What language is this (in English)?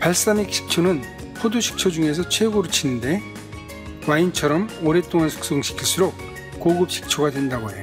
Korean